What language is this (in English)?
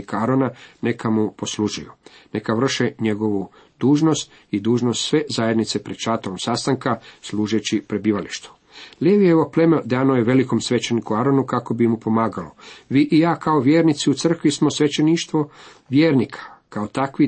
Croatian